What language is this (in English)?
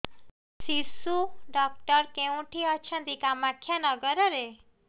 Odia